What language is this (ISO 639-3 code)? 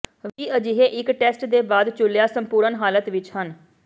pan